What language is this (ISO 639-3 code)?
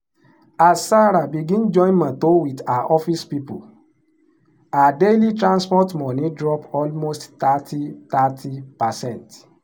pcm